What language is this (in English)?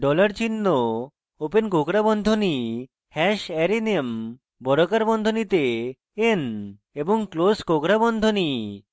Bangla